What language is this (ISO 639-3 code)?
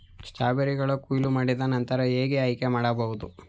kan